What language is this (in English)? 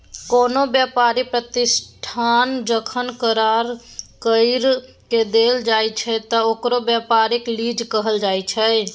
Maithili